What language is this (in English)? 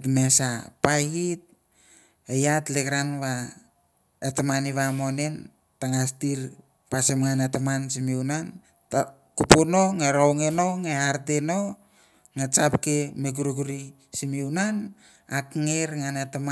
Mandara